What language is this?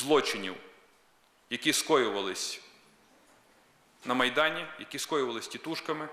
Ukrainian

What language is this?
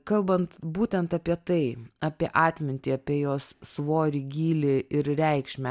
Lithuanian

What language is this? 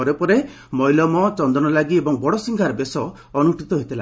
Odia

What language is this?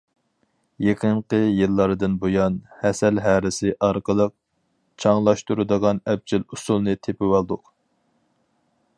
Uyghur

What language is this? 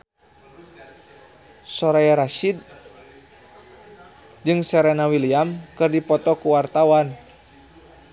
Sundanese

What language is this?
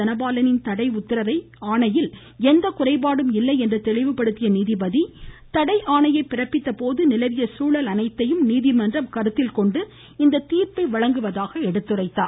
Tamil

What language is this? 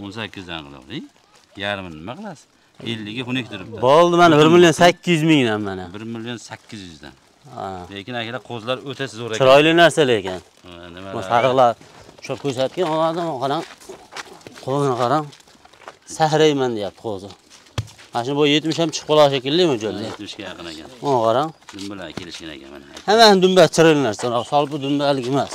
Turkish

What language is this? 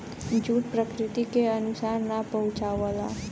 Bhojpuri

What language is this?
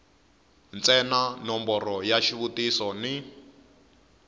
Tsonga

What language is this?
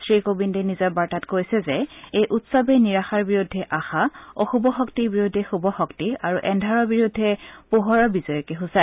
Assamese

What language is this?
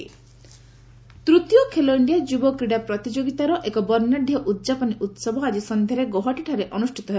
Odia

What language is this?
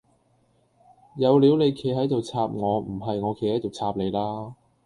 Cantonese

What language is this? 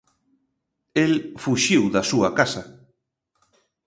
Galician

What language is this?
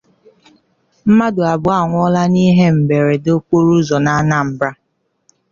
Igbo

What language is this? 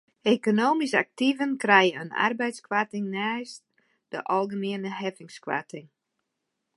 Western Frisian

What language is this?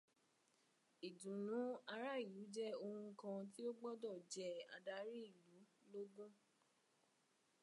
Yoruba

